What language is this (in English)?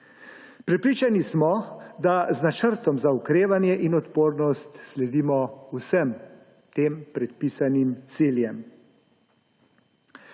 Slovenian